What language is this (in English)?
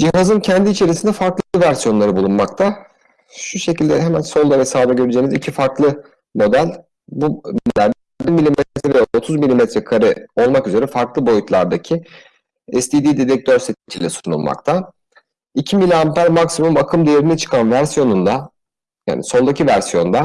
Turkish